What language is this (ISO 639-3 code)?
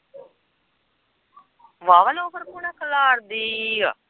pan